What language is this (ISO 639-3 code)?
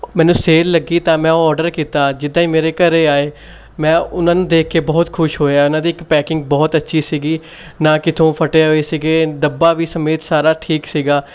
pan